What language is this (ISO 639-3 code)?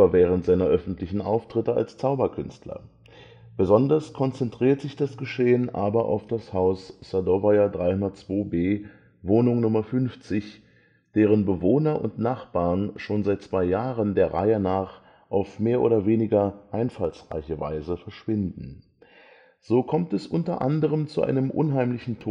deu